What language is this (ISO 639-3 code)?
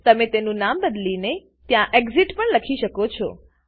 guj